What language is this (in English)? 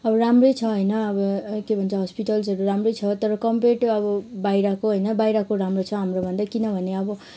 Nepali